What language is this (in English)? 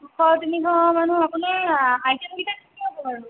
Assamese